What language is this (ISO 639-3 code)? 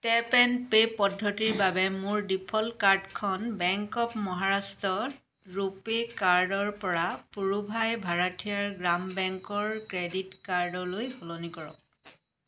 asm